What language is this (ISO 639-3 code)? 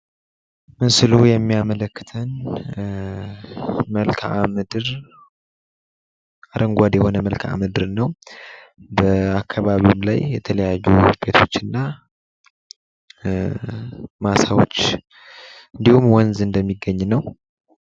amh